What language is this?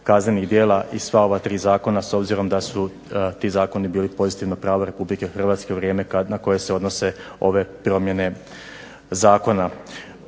Croatian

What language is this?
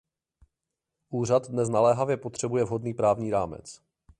Czech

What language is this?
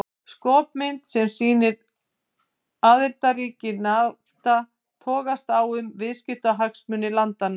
Icelandic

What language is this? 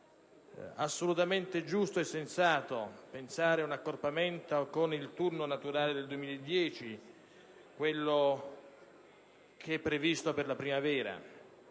Italian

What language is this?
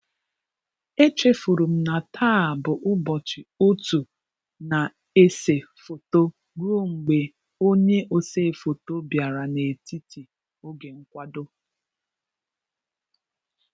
Igbo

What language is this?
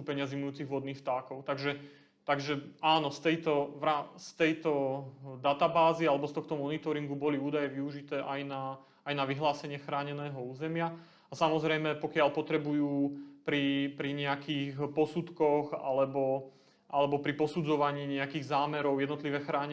Slovak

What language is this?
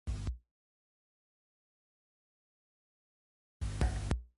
Catalan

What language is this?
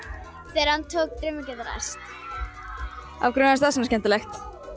Icelandic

